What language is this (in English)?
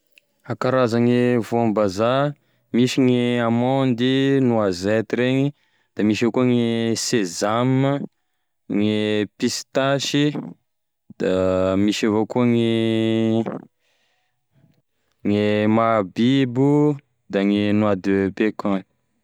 Tesaka Malagasy